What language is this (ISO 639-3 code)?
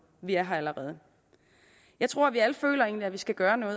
dan